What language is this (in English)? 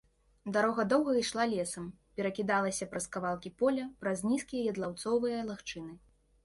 Belarusian